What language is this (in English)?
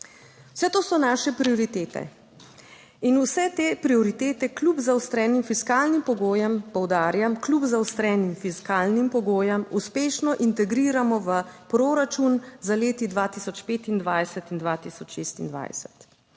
Slovenian